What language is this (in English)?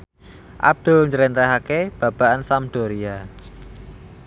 Javanese